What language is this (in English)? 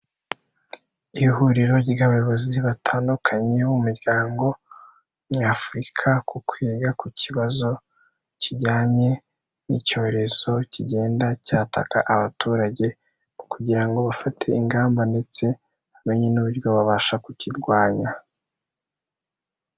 Kinyarwanda